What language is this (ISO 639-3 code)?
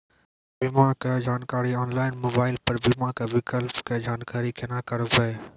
mai